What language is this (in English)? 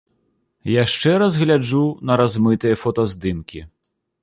Belarusian